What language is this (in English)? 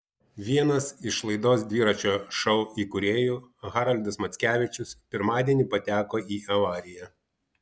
Lithuanian